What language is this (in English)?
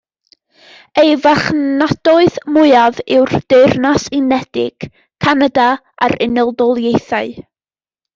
Welsh